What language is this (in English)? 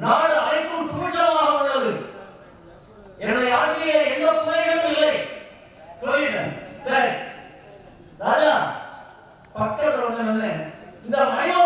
Tamil